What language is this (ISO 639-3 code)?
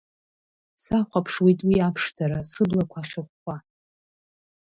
abk